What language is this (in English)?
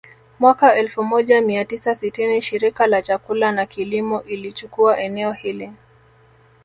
Swahili